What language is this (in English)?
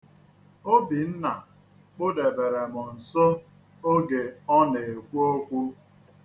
Igbo